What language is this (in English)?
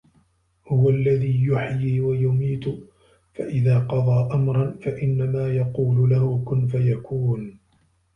Arabic